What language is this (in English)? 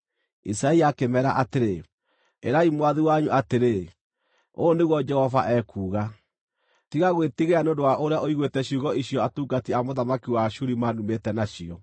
Kikuyu